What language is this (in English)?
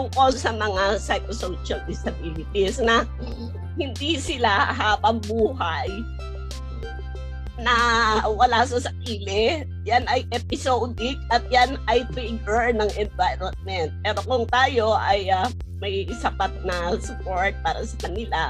Filipino